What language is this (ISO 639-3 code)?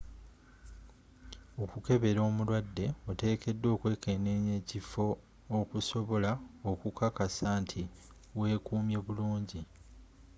lug